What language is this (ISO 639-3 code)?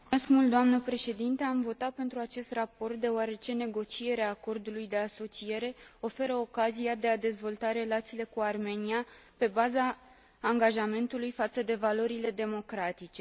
ron